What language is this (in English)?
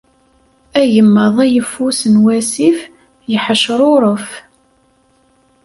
Kabyle